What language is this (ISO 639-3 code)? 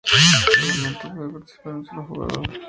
spa